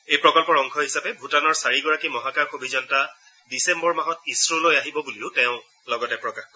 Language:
Assamese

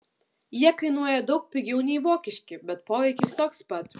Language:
Lithuanian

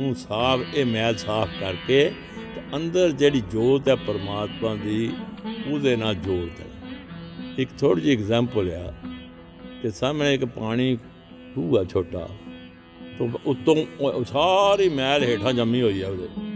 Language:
Punjabi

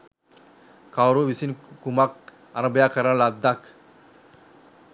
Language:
Sinhala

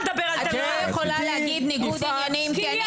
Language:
Hebrew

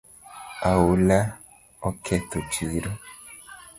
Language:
Luo (Kenya and Tanzania)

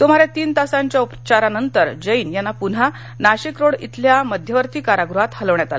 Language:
Marathi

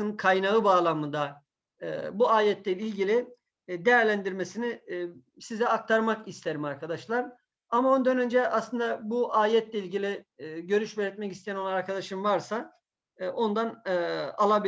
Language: Turkish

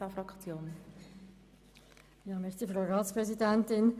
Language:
Swiss German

